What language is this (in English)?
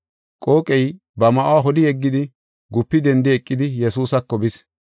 Gofa